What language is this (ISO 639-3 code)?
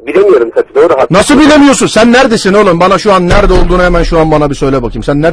tur